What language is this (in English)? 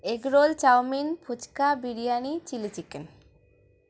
Bangla